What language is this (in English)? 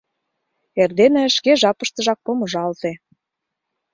Mari